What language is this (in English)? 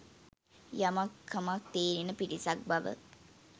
Sinhala